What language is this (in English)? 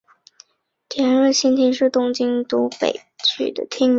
Chinese